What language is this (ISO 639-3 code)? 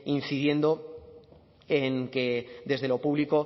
spa